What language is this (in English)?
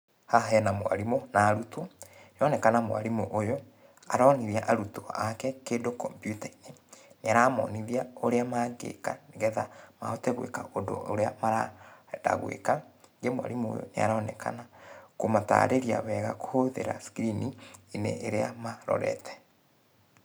Kikuyu